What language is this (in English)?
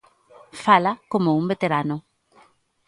Galician